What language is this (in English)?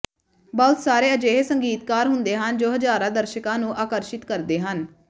Punjabi